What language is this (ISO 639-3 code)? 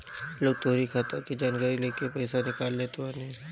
bho